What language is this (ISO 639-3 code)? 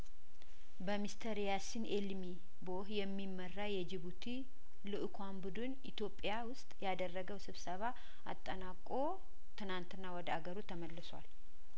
amh